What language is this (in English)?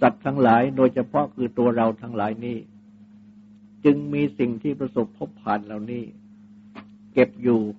Thai